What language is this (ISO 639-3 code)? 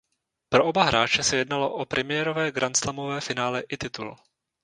ces